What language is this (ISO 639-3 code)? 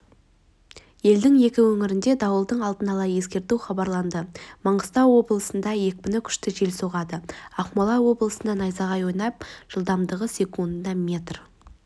kaz